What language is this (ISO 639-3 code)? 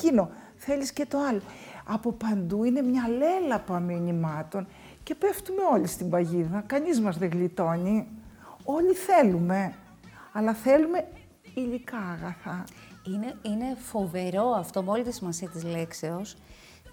ell